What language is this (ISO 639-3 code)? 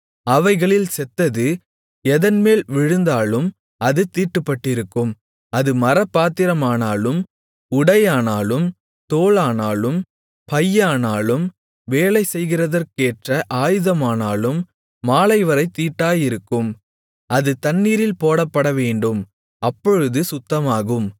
tam